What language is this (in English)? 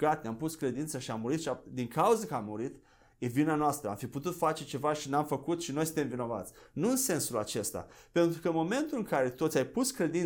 Romanian